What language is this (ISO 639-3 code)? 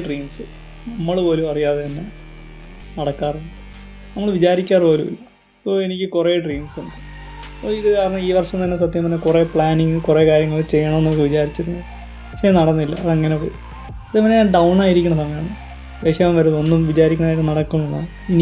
mal